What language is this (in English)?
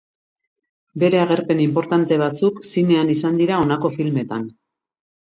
Basque